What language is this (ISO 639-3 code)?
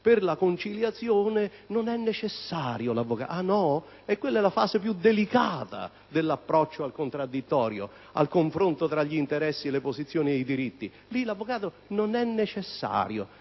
ita